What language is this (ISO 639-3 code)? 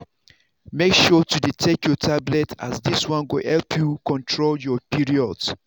pcm